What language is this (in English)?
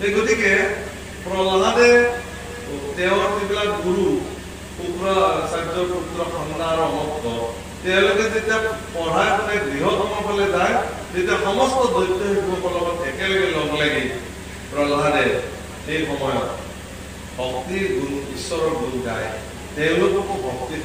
Korean